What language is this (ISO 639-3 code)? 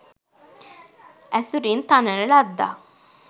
sin